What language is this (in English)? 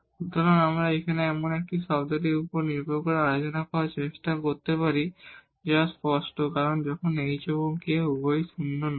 Bangla